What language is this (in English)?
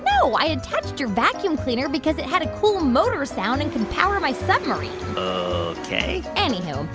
English